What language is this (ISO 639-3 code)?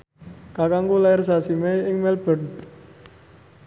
jav